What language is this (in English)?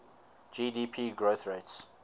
English